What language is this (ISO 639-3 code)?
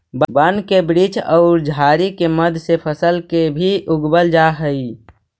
mag